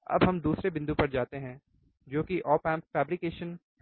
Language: Hindi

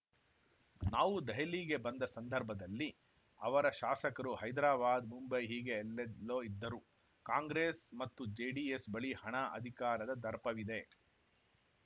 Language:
Kannada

